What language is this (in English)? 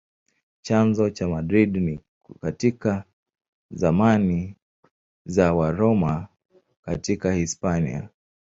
Swahili